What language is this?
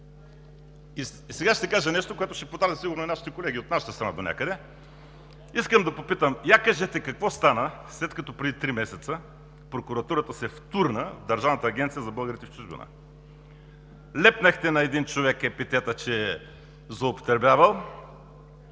Bulgarian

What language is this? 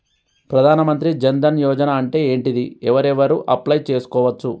Telugu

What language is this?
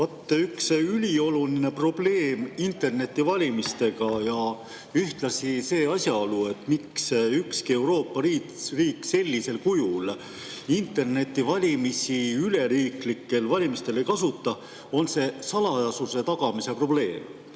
Estonian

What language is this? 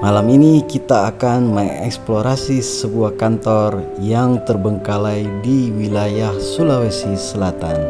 Indonesian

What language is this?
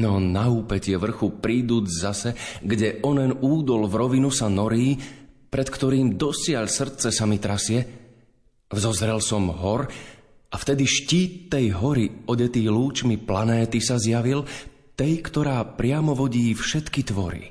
Slovak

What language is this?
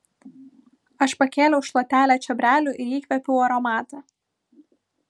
Lithuanian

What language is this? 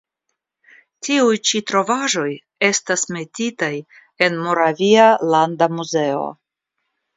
Esperanto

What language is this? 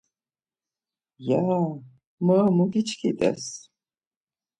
Laz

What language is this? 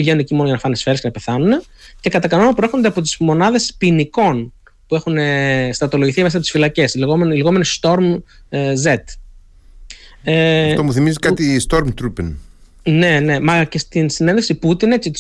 Greek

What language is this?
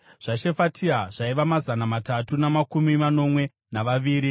Shona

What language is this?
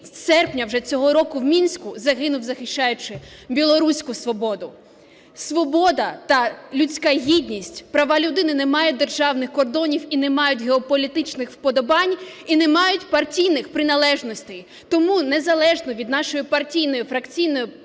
Ukrainian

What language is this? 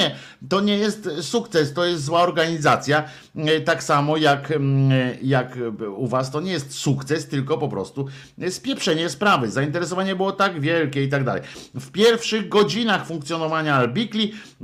Polish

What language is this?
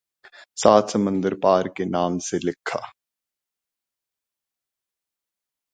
Urdu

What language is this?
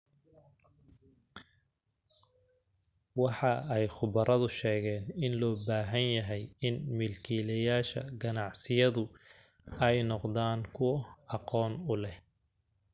Somali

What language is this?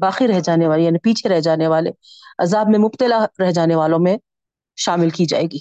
Urdu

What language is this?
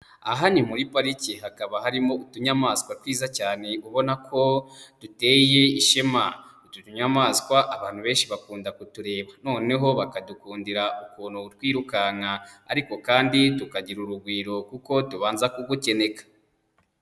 Kinyarwanda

